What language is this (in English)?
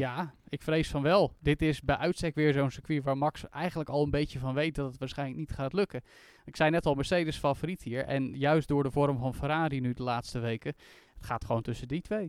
Dutch